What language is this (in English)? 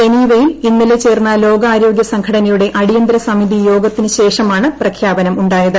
Malayalam